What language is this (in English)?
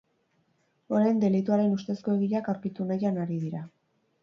Basque